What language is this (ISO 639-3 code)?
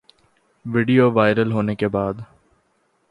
urd